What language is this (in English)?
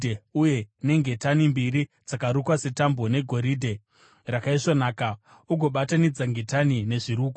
Shona